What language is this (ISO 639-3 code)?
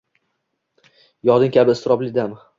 uzb